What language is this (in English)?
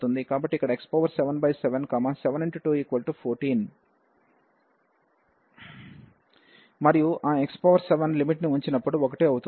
Telugu